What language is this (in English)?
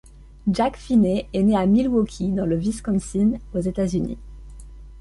French